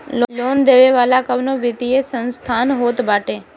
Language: Bhojpuri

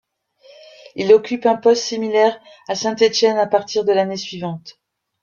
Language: French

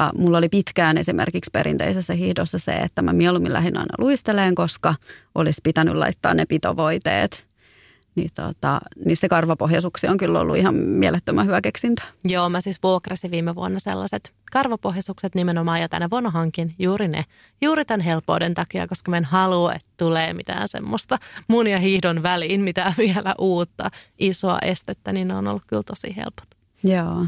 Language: Finnish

